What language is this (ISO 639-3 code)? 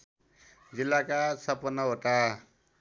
nep